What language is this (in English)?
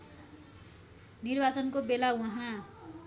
Nepali